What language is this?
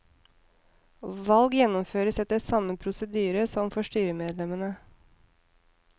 Norwegian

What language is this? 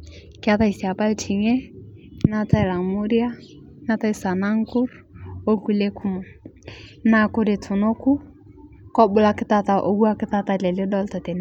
Masai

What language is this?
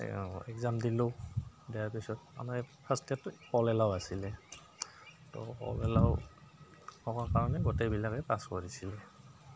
Assamese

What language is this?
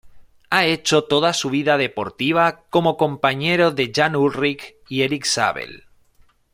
Spanish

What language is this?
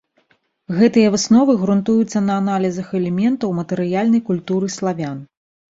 Belarusian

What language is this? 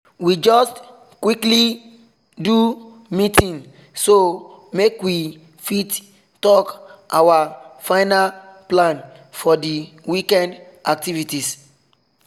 Nigerian Pidgin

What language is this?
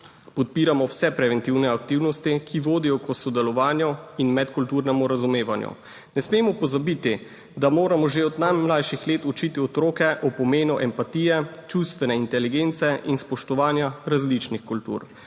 Slovenian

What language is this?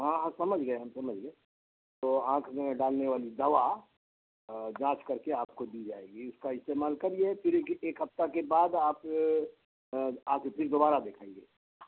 Urdu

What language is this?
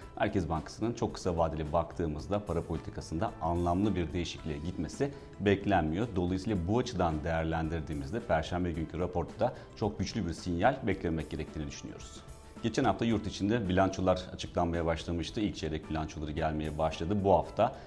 Turkish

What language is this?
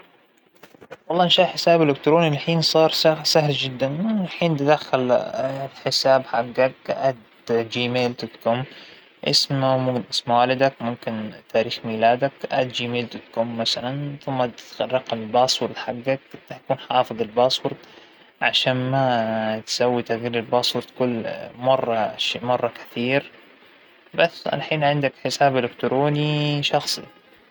Hijazi Arabic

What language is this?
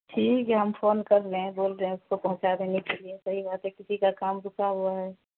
Urdu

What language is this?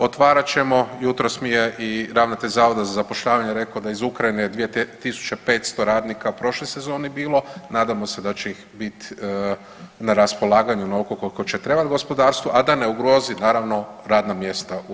Croatian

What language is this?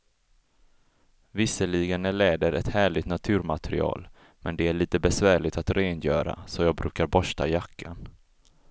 Swedish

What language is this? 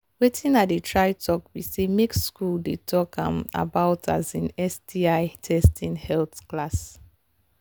Nigerian Pidgin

